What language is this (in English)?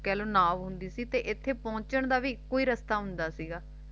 Punjabi